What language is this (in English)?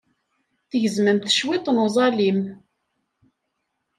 Kabyle